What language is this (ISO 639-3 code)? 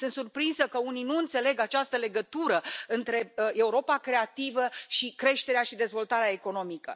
ron